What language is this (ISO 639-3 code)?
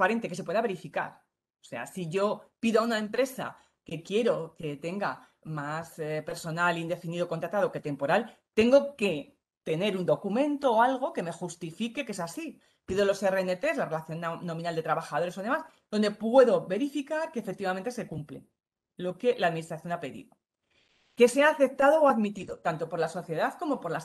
spa